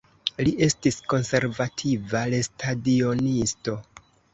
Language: Esperanto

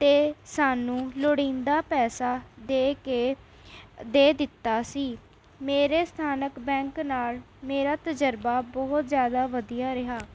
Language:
Punjabi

